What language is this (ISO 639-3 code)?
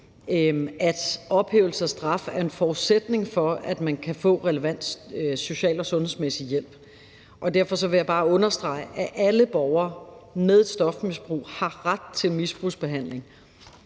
dan